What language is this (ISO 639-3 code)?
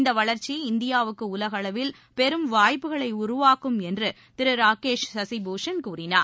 tam